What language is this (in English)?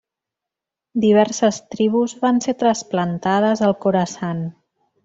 Catalan